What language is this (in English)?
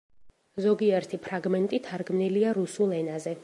Georgian